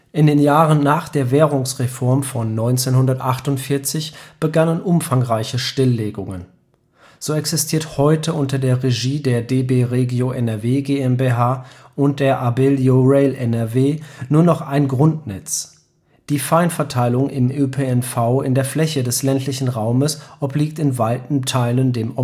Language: German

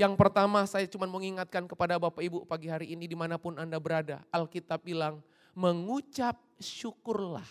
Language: Indonesian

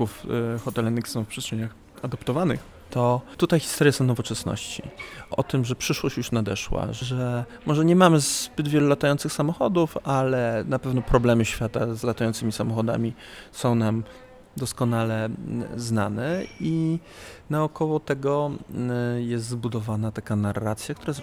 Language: Polish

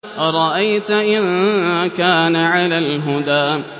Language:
Arabic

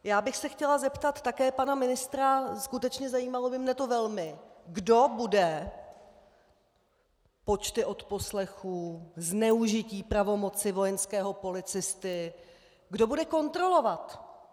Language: Czech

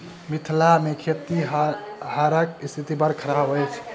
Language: Maithili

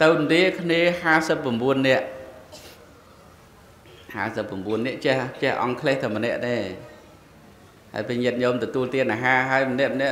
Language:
Vietnamese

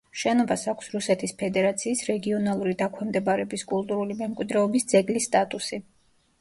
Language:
Georgian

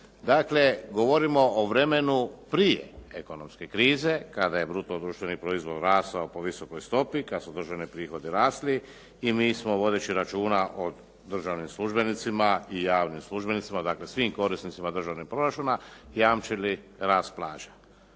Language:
Croatian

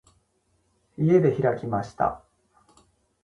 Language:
Japanese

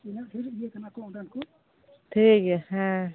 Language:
Santali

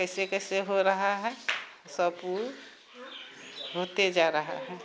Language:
Maithili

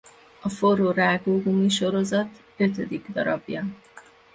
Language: Hungarian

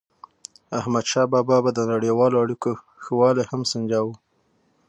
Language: Pashto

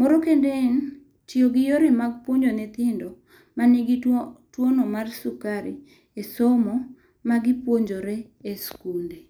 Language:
Luo (Kenya and Tanzania)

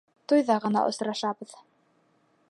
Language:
Bashkir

